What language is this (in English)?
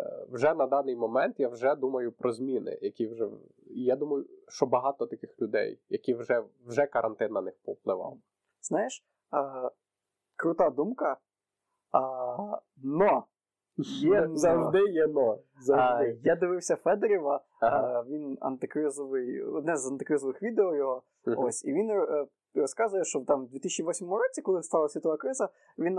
Ukrainian